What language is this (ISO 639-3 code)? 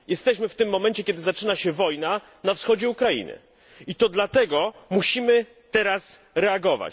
pol